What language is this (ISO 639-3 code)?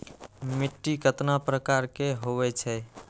mag